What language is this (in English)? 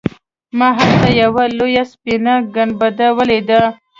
Pashto